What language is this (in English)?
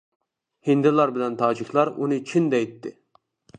Uyghur